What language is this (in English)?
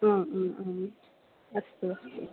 Sanskrit